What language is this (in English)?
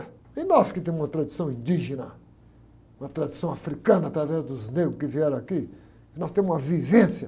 Portuguese